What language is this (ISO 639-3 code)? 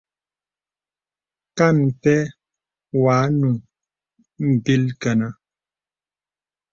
beb